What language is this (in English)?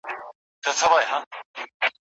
Pashto